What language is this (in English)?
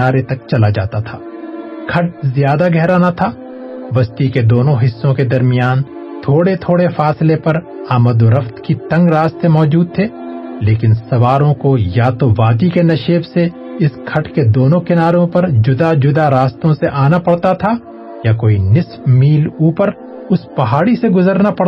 Urdu